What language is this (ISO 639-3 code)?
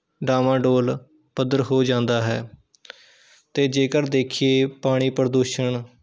pan